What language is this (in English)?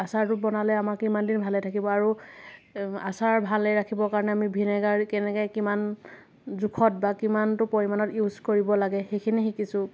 Assamese